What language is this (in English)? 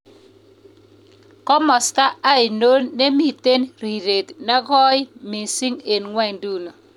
Kalenjin